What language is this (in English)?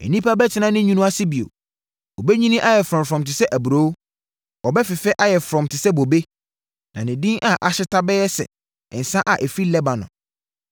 Akan